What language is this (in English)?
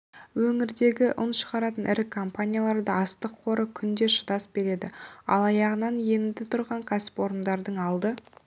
Kazakh